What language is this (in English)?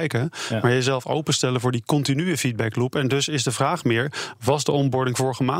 Dutch